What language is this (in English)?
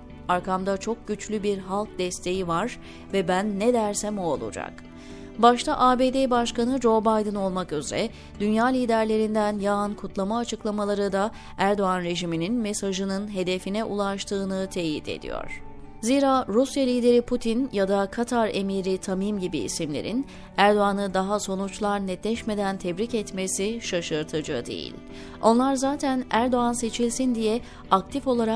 Turkish